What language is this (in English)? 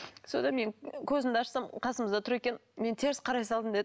Kazakh